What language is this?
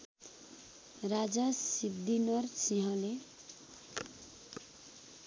Nepali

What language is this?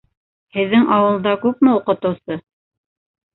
Bashkir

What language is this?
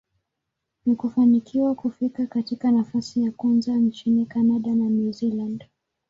Swahili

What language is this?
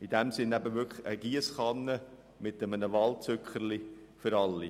Swiss German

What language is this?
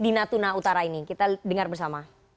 Indonesian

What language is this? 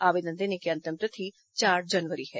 Hindi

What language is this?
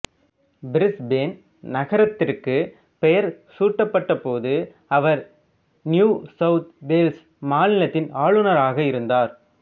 Tamil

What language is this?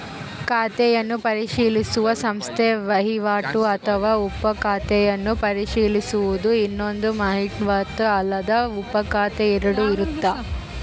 Kannada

